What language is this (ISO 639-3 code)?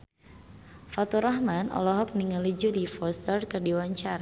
sun